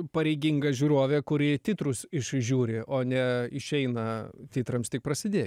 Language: Lithuanian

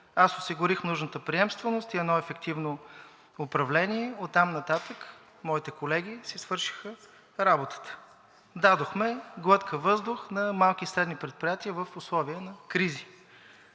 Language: Bulgarian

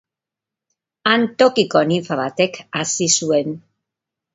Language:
Basque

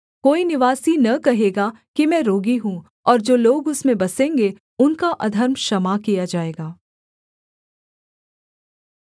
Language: Hindi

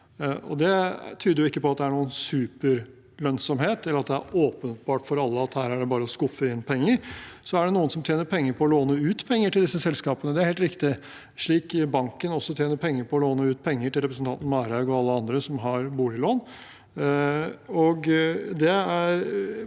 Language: Norwegian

